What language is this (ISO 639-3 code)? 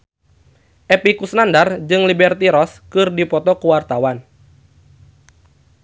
sun